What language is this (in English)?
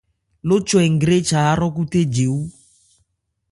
Ebrié